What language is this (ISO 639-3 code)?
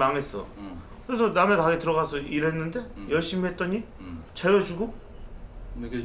kor